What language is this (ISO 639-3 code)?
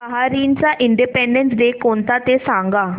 mar